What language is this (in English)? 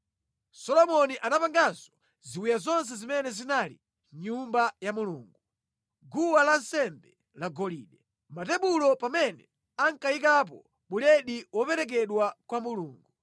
Nyanja